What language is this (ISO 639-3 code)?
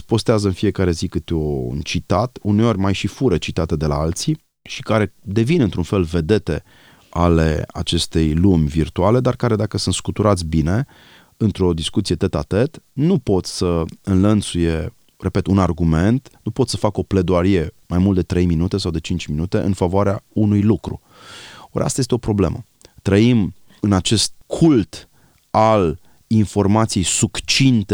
ron